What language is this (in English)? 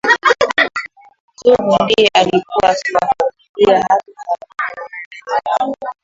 Swahili